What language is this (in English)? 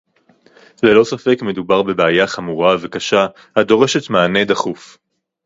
Hebrew